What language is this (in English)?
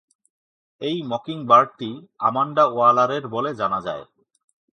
Bangla